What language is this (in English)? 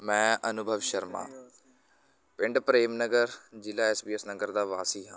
Punjabi